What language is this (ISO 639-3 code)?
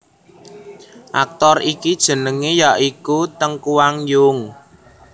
jav